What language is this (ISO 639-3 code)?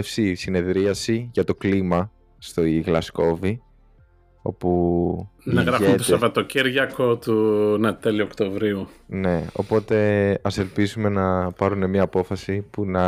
ell